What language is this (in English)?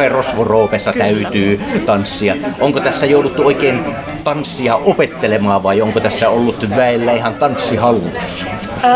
Finnish